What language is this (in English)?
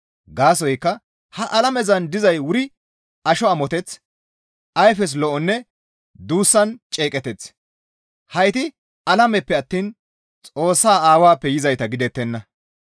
Gamo